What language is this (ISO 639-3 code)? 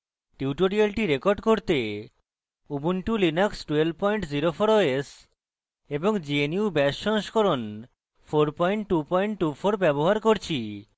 ben